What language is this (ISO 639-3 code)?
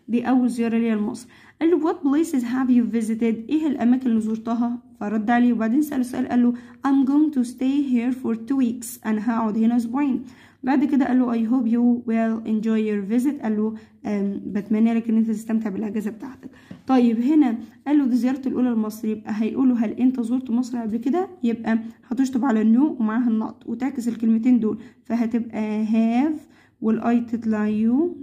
ara